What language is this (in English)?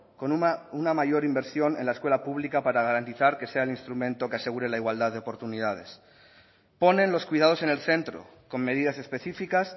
Spanish